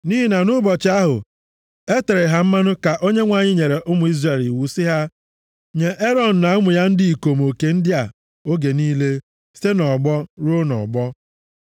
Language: Igbo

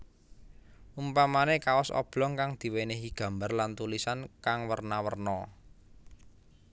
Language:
Javanese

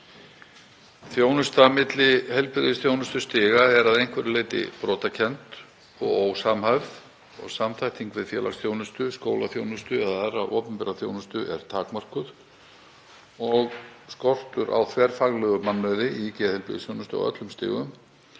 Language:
Icelandic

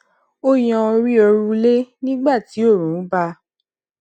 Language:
Yoruba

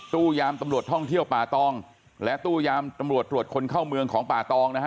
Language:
Thai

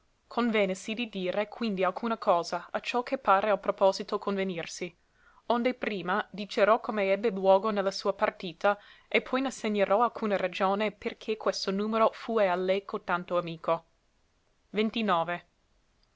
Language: Italian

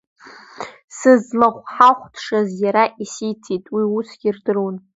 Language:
Abkhazian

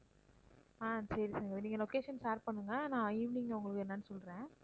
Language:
Tamil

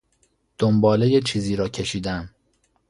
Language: Persian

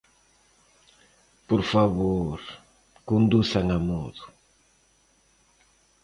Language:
Galician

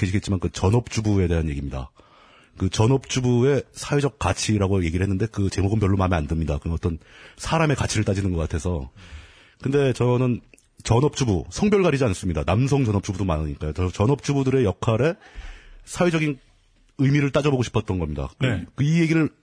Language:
Korean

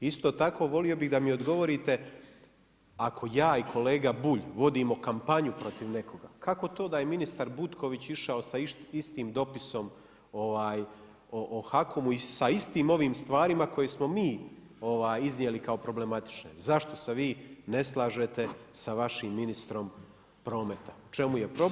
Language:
Croatian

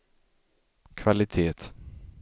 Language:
Swedish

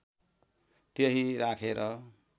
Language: Nepali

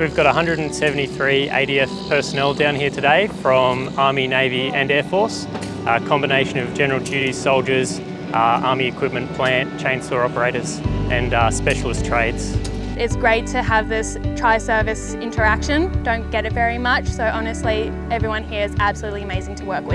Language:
English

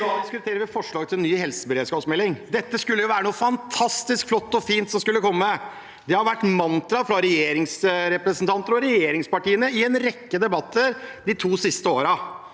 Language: Norwegian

